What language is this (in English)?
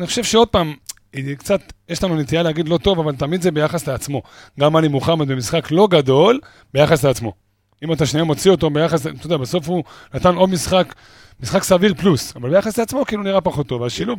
Hebrew